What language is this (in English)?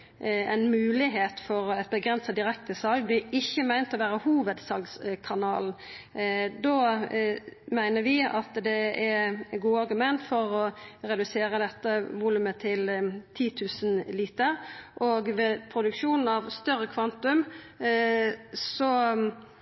Norwegian Nynorsk